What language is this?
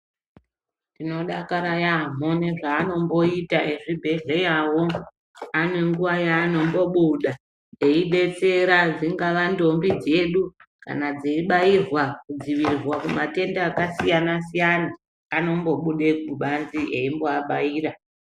Ndau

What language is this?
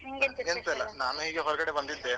Kannada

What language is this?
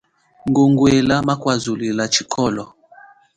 Chokwe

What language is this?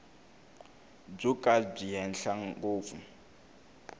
Tsonga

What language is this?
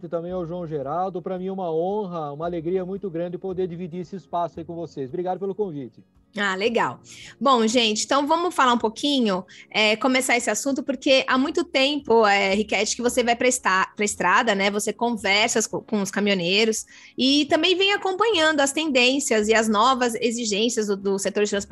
Portuguese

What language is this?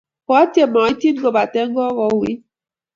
Kalenjin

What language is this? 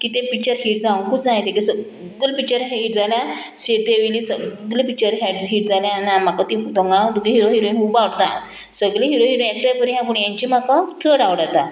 Konkani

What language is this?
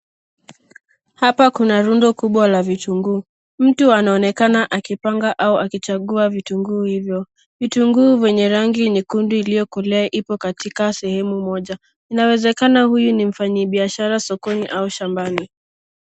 Swahili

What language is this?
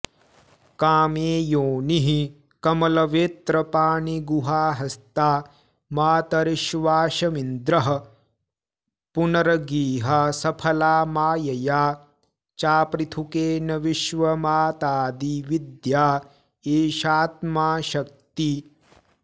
Sanskrit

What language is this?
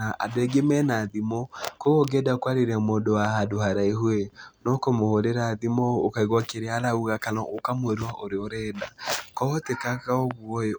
Kikuyu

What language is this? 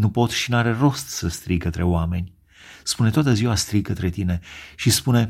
Romanian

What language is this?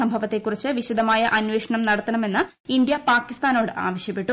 Malayalam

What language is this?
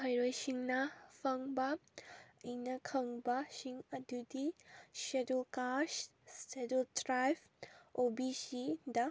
Manipuri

